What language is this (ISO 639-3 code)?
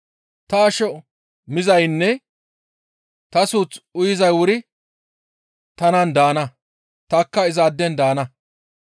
gmv